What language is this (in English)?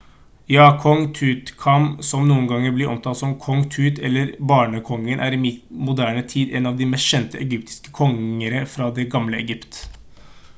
Norwegian Bokmål